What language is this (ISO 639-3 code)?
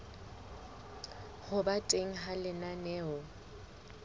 sot